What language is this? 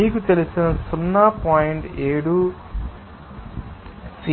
Telugu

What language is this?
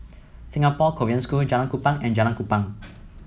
English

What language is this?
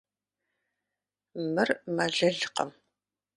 Kabardian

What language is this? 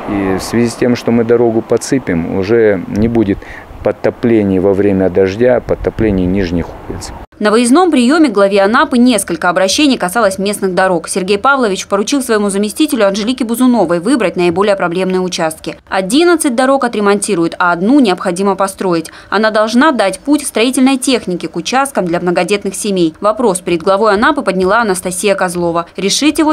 Russian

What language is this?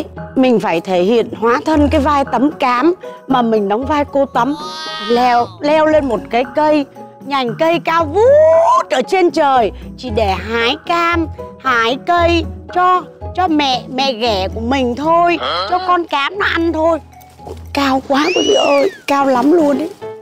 Vietnamese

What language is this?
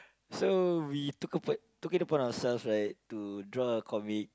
English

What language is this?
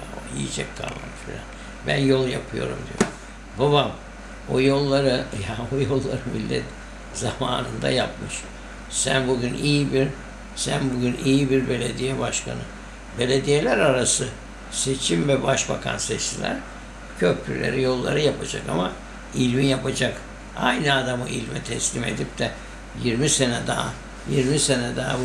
Turkish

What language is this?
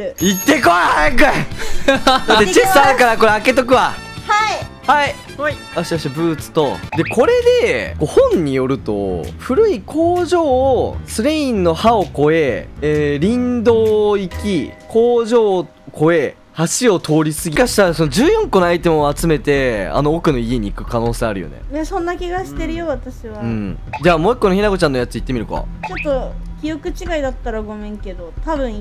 Japanese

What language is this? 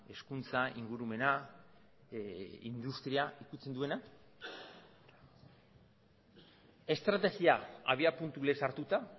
Basque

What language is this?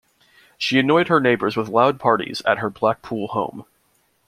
English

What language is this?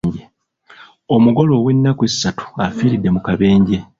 Ganda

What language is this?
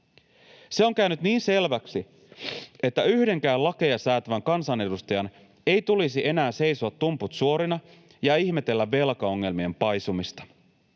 Finnish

